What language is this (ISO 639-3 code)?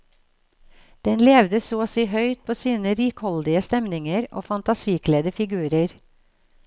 nor